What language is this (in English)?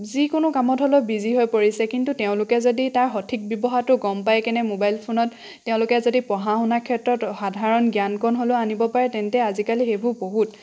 Assamese